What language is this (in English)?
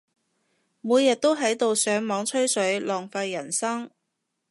Cantonese